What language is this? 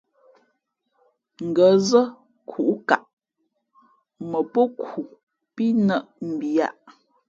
Fe'fe'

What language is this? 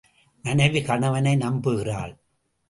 Tamil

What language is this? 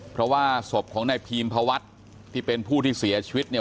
Thai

